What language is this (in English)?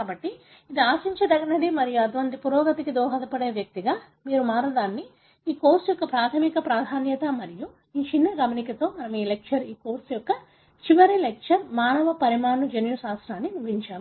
Telugu